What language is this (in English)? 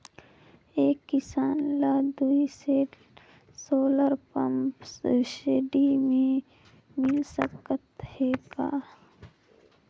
Chhattisgarhi